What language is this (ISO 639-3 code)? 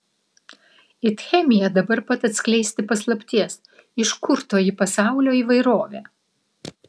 lit